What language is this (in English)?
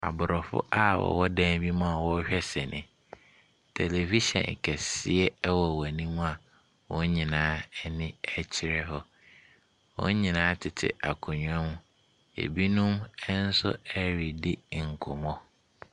Akan